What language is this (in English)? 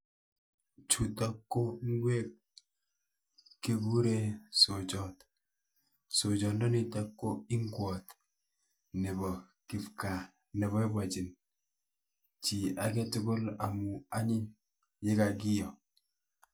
Kalenjin